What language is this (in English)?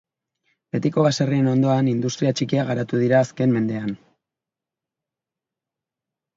Basque